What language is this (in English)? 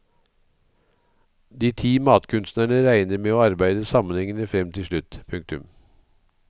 Norwegian